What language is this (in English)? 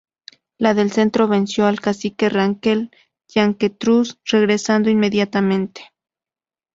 Spanish